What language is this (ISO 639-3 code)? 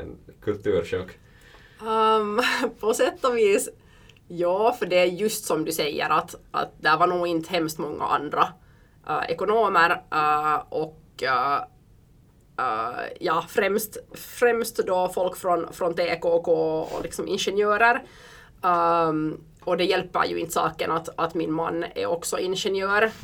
swe